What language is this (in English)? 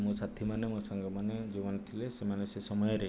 Odia